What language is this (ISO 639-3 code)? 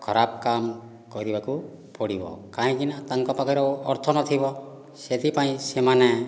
ori